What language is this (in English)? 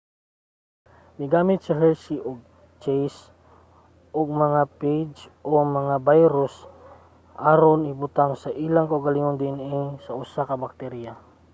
Cebuano